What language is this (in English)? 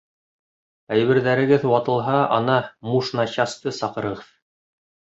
Bashkir